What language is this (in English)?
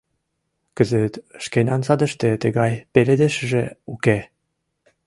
Mari